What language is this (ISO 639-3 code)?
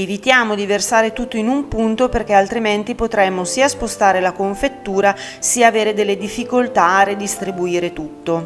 ita